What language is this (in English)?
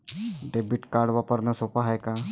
Marathi